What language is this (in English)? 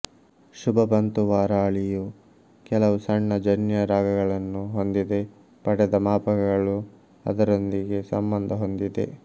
Kannada